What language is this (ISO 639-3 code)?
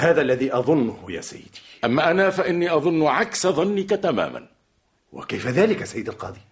ara